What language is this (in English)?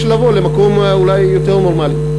Hebrew